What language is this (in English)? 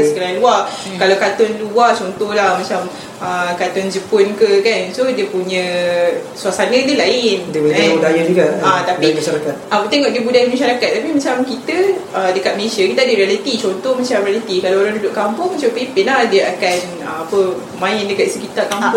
Malay